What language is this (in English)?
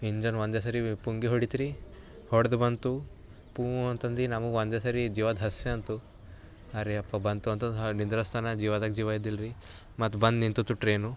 Kannada